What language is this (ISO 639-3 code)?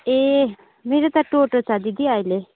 nep